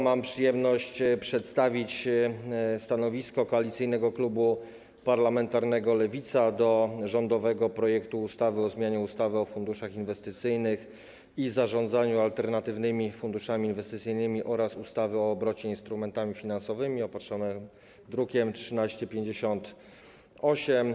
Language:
Polish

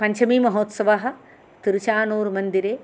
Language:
Sanskrit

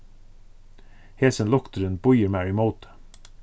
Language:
Faroese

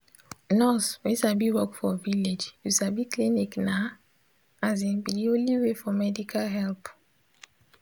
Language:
Nigerian Pidgin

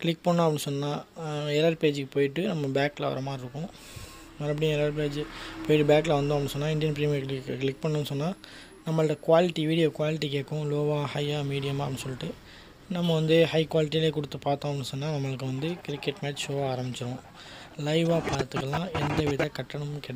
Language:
English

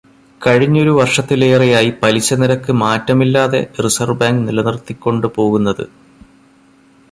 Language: Malayalam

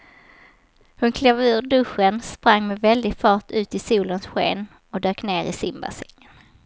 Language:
Swedish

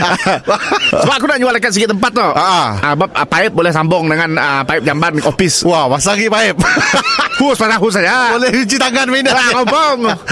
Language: Malay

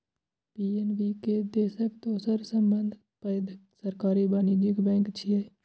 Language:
Maithili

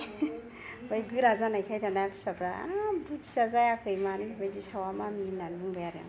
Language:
Bodo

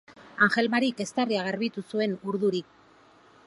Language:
Basque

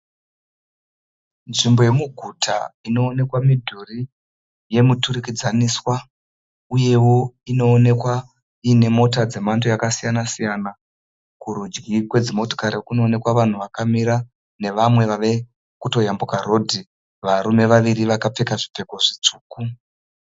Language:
Shona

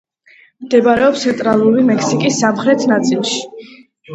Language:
Georgian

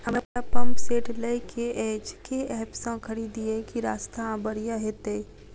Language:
Maithili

